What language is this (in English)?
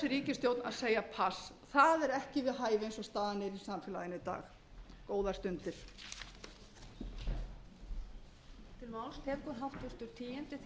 Icelandic